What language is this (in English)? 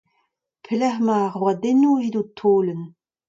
Breton